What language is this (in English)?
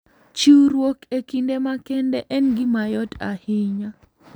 Luo (Kenya and Tanzania)